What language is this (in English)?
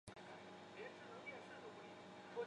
Chinese